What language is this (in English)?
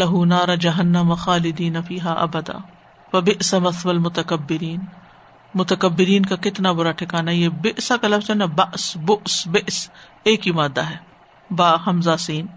Urdu